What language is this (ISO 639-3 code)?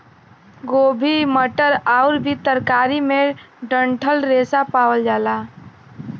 bho